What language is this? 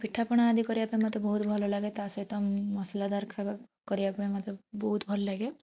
Odia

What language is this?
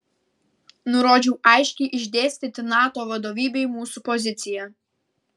Lithuanian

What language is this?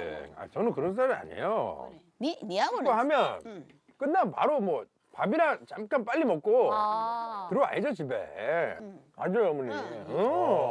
Korean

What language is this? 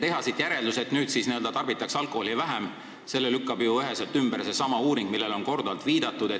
Estonian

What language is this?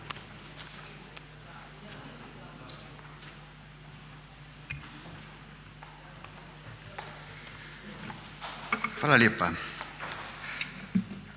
Croatian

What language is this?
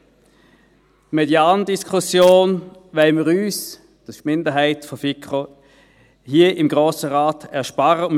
Swiss German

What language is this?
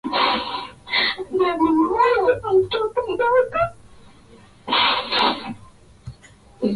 Swahili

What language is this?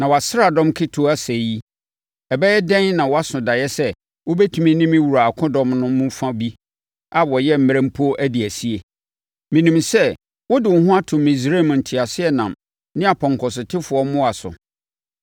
Akan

